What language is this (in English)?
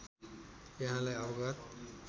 Nepali